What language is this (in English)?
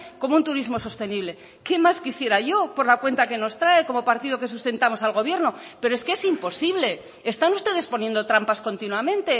Spanish